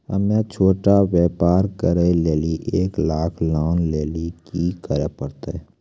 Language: Maithili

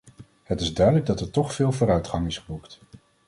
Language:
Dutch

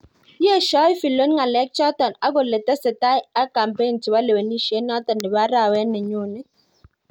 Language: Kalenjin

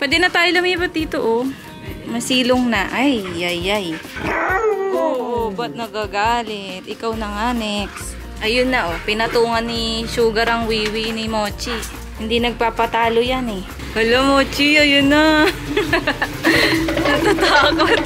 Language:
Filipino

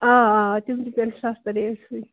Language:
Kashmiri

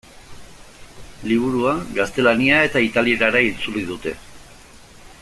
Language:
Basque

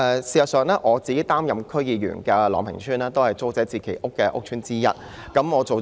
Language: Cantonese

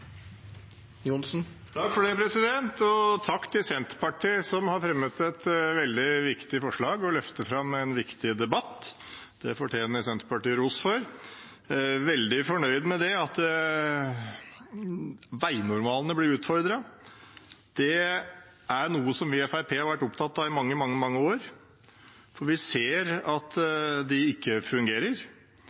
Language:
Norwegian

